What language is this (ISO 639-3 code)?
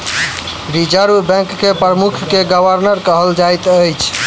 mai